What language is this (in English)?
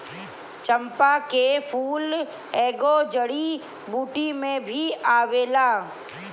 Bhojpuri